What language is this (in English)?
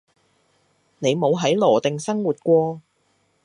Cantonese